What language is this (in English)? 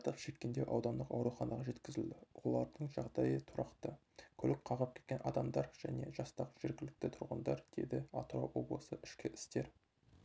Kazakh